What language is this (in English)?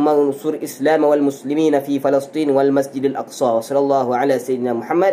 Malay